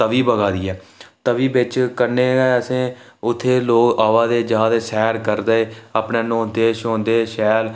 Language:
Dogri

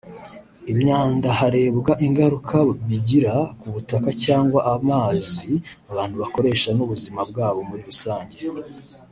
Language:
Kinyarwanda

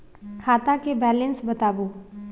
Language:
Maithili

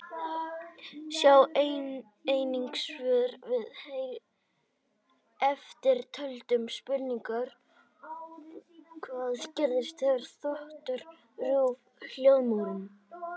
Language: Icelandic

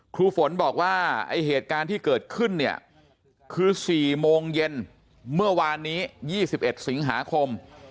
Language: Thai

